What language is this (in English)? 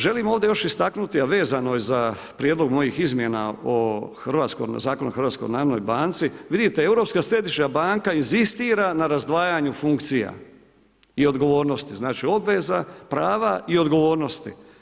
Croatian